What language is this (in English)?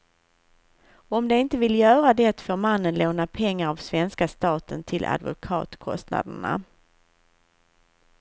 Swedish